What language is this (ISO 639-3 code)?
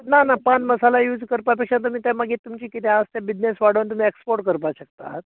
kok